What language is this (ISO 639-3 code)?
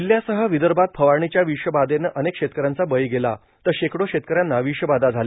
mar